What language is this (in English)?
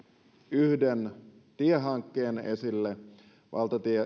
Finnish